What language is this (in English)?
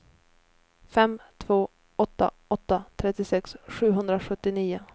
Swedish